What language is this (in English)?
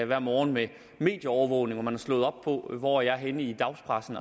Danish